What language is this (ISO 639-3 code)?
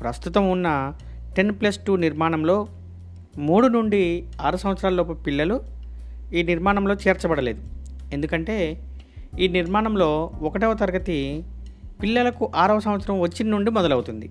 tel